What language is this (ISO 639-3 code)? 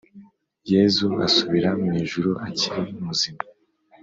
kin